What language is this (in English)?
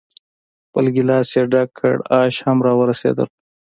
Pashto